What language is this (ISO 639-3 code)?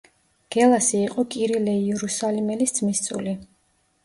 kat